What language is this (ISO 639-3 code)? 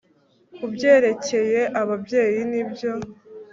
kin